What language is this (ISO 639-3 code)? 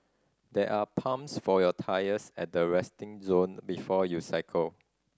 eng